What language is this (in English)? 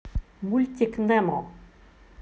Russian